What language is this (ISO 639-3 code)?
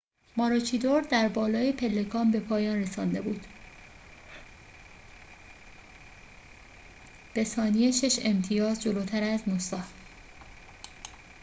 fas